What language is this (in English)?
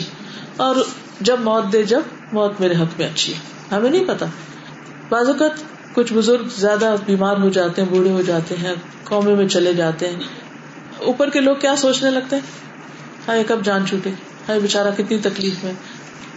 Urdu